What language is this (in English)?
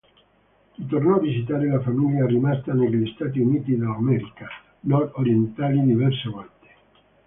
Italian